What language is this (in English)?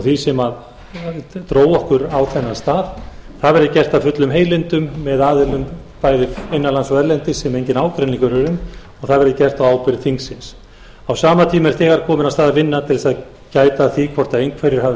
Icelandic